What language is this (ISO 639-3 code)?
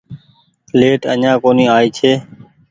gig